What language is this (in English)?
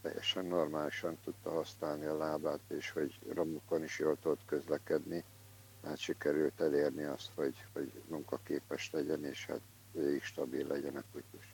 Hungarian